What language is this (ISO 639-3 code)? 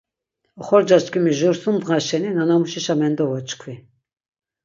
lzz